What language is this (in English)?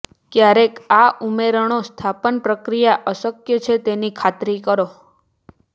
Gujarati